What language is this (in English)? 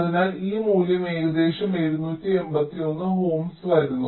Malayalam